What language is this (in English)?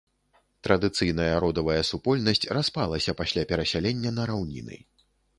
Belarusian